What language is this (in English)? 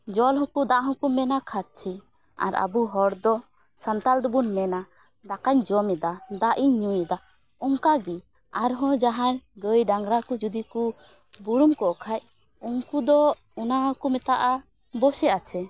Santali